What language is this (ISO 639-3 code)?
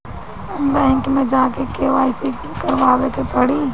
bho